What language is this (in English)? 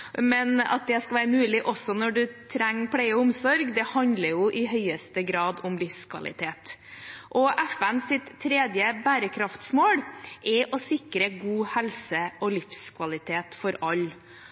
Norwegian Bokmål